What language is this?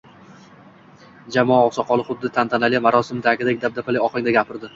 Uzbek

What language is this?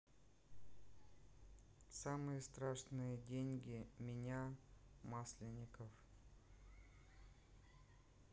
Russian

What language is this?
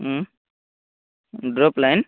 Odia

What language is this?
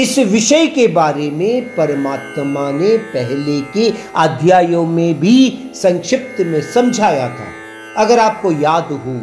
Hindi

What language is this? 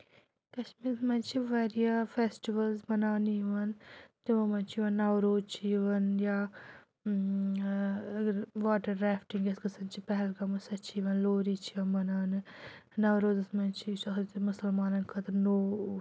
Kashmiri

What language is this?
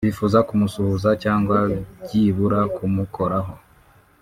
Kinyarwanda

